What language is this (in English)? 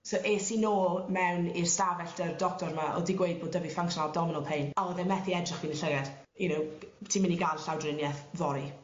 Welsh